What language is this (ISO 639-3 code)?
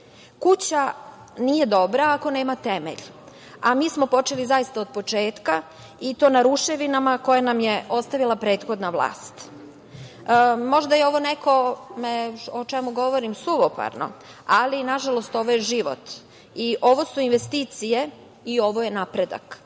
srp